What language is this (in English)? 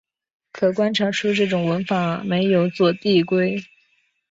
Chinese